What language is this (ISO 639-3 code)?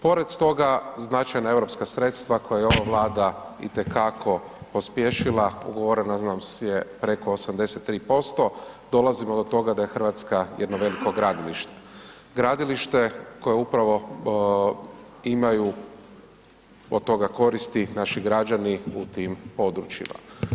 hrv